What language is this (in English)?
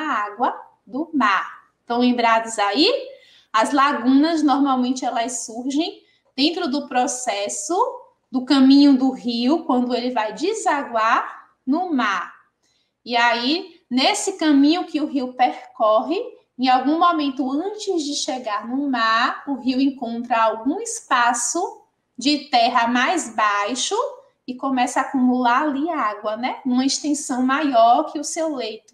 Portuguese